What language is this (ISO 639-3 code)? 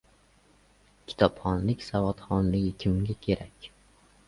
uzb